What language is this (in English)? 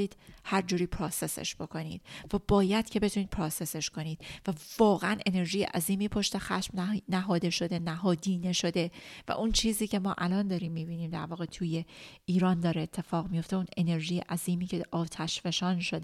Persian